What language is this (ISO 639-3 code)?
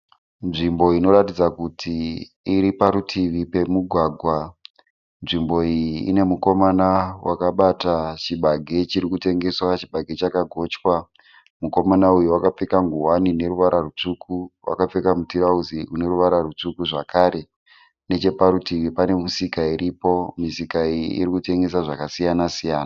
sna